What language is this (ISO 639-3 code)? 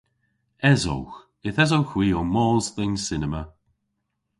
cor